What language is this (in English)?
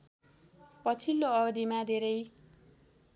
Nepali